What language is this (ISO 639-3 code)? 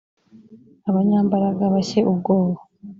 kin